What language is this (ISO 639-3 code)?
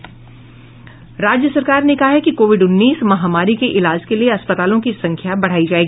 hin